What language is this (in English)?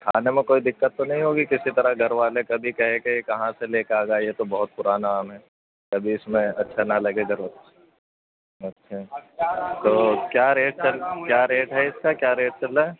Urdu